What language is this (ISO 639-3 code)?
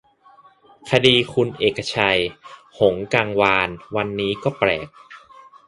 tha